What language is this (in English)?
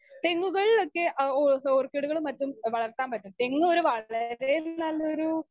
Malayalam